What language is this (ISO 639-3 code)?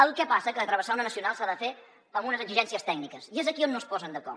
cat